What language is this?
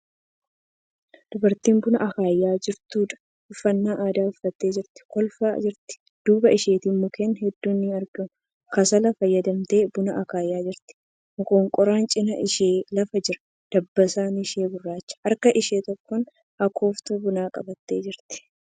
Oromo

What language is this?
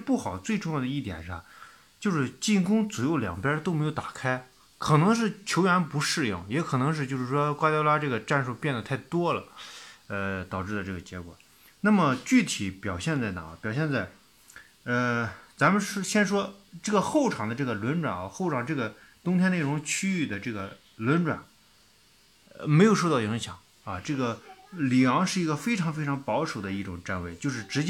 Chinese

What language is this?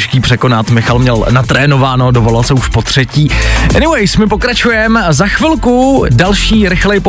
Czech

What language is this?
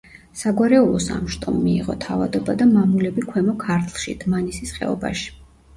Georgian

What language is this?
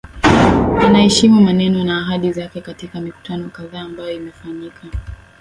Swahili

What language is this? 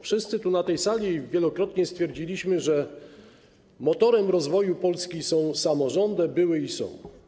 Polish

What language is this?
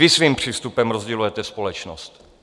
Czech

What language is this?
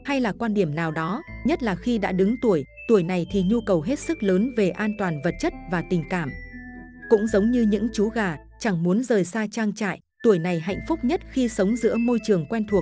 Vietnamese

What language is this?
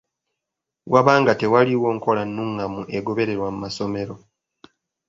Ganda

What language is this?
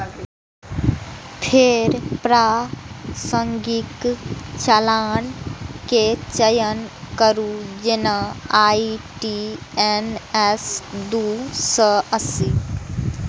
Maithili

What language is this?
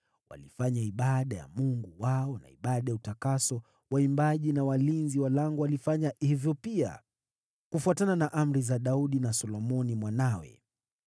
Swahili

